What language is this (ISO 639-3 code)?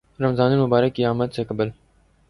urd